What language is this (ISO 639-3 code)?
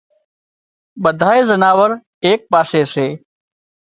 kxp